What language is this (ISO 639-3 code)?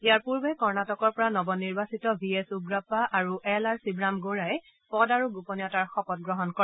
asm